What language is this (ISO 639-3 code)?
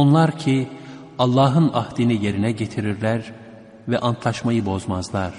tur